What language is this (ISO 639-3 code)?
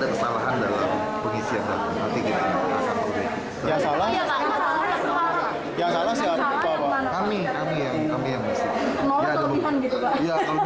ind